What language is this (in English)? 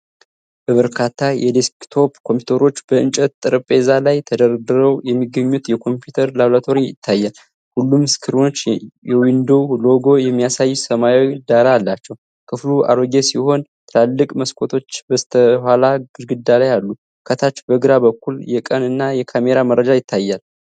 Amharic